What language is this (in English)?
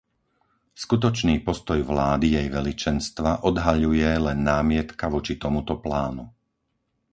Slovak